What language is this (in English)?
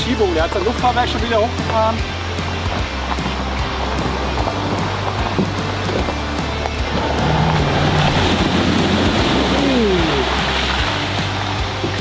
German